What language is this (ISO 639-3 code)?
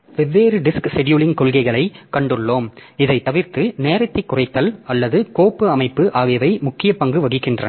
tam